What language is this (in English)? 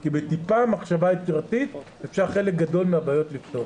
Hebrew